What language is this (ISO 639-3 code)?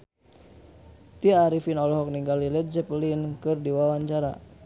sun